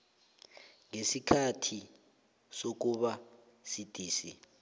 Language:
South Ndebele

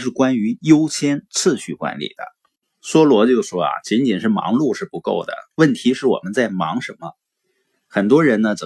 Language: Chinese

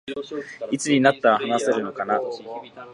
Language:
Japanese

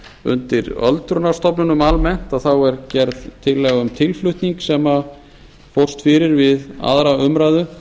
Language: Icelandic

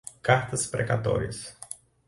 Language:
Portuguese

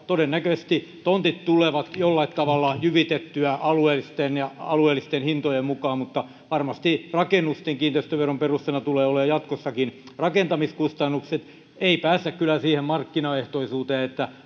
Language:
Finnish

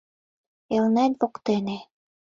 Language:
Mari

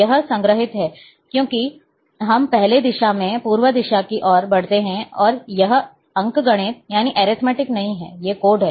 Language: Hindi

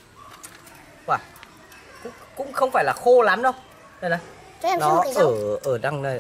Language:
Vietnamese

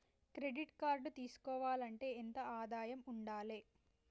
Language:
Telugu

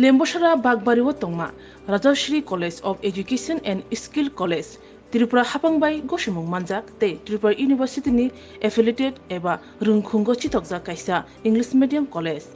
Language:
Bangla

